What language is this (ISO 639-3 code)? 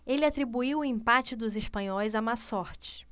por